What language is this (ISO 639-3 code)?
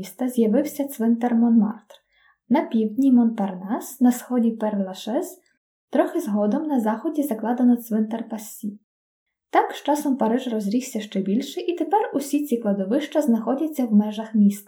ukr